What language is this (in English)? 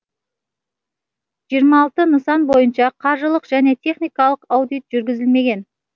Kazakh